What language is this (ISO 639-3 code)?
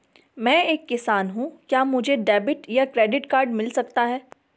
hin